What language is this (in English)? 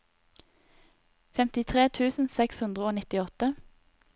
Norwegian